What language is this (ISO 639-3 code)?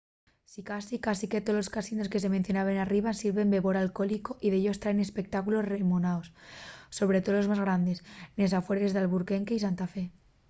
ast